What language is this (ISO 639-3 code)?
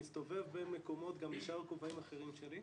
heb